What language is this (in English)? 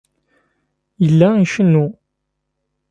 Kabyle